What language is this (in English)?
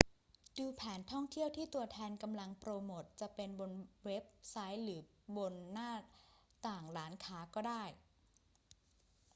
Thai